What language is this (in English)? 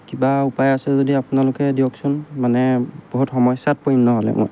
Assamese